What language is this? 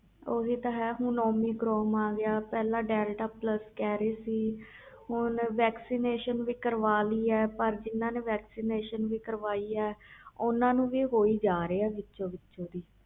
Punjabi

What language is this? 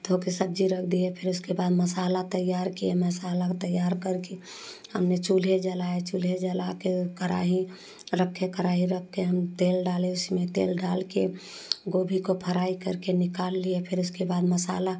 Hindi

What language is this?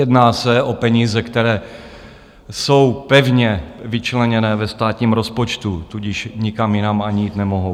Czech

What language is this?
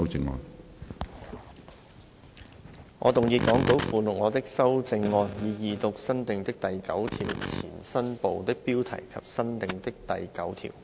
Cantonese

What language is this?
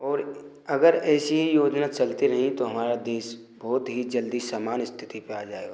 Hindi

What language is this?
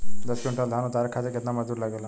Bhojpuri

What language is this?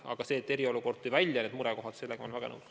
Estonian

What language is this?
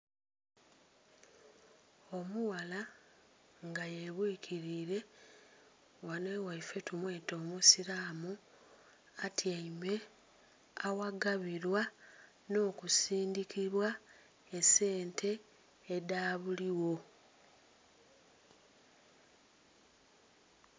Soga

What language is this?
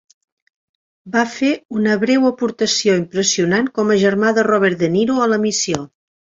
Catalan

